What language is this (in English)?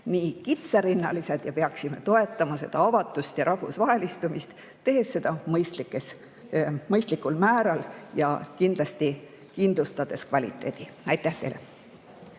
Estonian